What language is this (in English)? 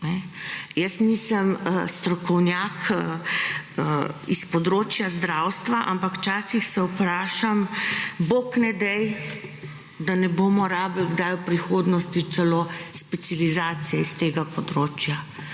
Slovenian